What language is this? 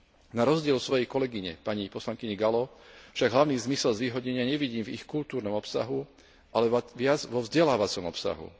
Slovak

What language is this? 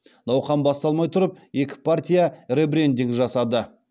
Kazakh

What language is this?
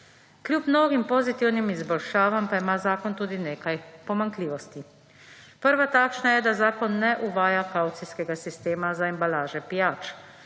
Slovenian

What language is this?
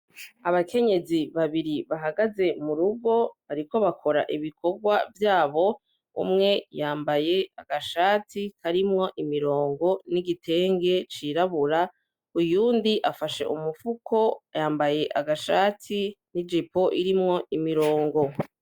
Rundi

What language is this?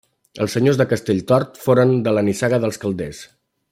Catalan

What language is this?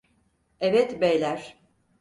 Turkish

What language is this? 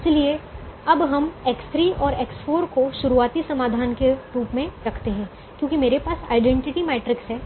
Hindi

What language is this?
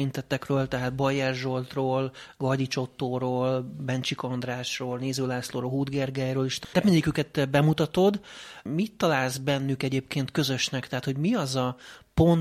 Hungarian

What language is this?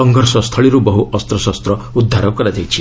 Odia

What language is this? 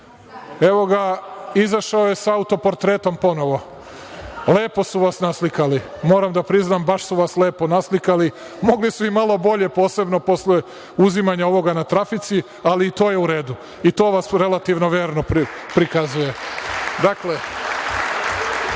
Serbian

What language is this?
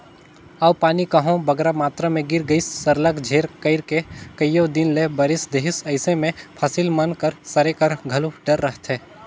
Chhattisgarhi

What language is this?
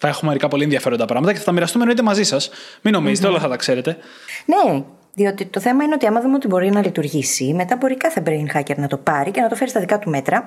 Greek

